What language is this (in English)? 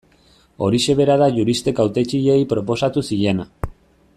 Basque